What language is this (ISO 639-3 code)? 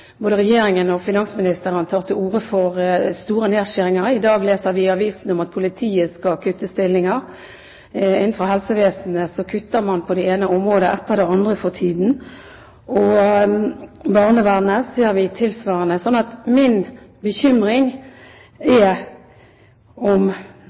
nob